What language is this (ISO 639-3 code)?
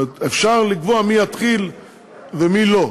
heb